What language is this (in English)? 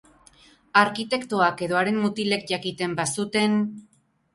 Basque